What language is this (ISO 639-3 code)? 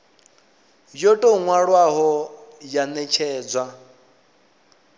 ven